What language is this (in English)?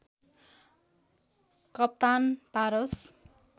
Nepali